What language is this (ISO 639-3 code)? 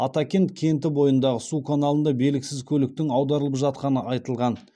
kaz